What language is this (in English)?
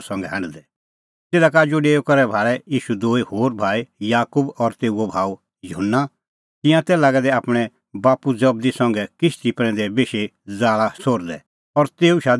Kullu Pahari